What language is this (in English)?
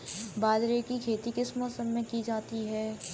Hindi